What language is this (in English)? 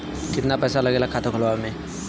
Bhojpuri